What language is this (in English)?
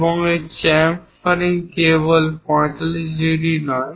Bangla